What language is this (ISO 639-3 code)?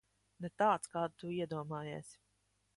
lav